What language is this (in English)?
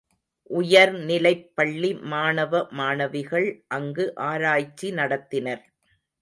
Tamil